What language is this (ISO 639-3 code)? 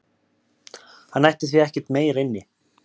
isl